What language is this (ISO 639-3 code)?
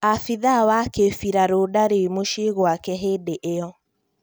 kik